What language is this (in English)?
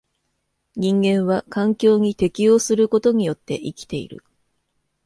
Japanese